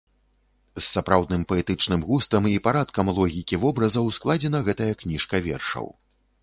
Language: Belarusian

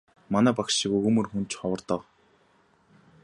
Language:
Mongolian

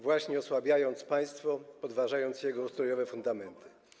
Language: Polish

